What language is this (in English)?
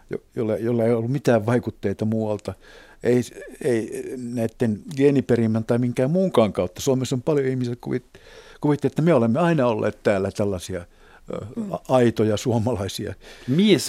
Finnish